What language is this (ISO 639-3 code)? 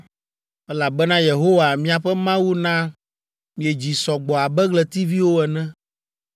ewe